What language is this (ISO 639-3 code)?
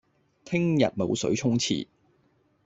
yue